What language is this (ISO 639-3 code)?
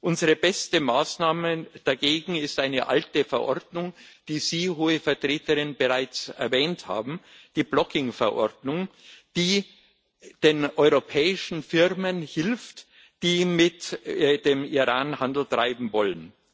deu